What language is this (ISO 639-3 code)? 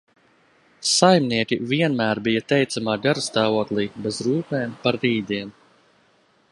lav